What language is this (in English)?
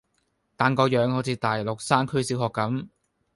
Cantonese